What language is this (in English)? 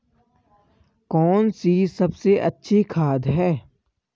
Hindi